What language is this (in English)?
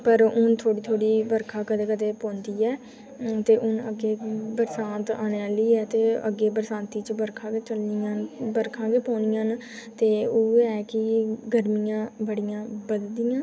Dogri